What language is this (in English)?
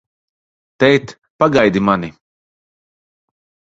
Latvian